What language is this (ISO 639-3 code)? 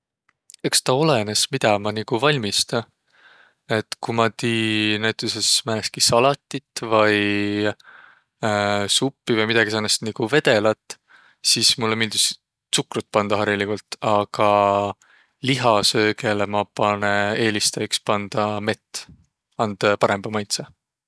vro